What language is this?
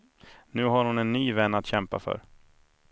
Swedish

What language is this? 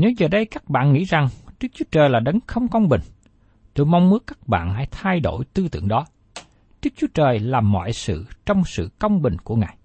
Vietnamese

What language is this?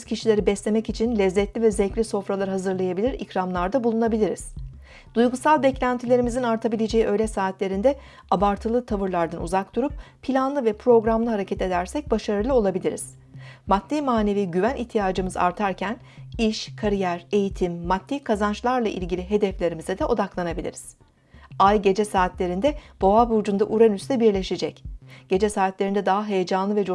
Turkish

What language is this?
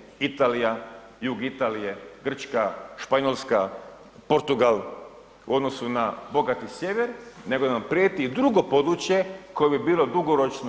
Croatian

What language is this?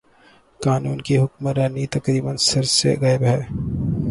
Urdu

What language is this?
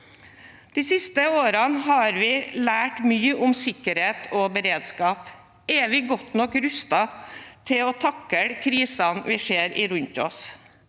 Norwegian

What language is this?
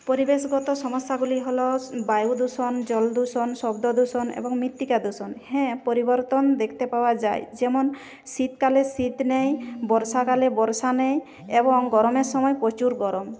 Bangla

